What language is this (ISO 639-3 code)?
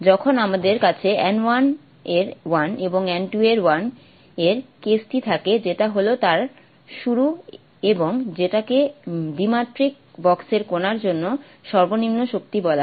ben